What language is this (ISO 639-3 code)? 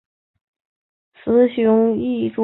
zho